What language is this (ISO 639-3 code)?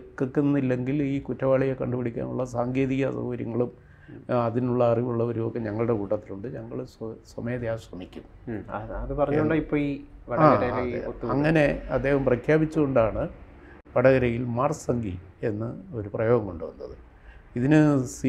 mal